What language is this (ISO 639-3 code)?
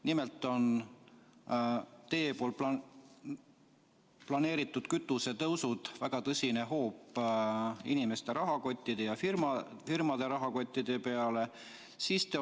est